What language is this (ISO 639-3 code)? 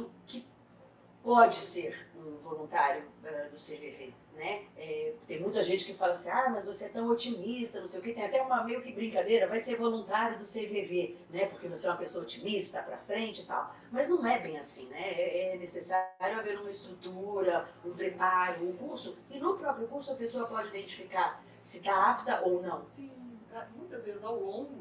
por